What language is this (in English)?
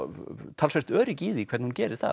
Icelandic